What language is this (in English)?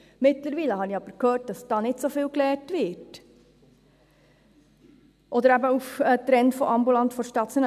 Swiss German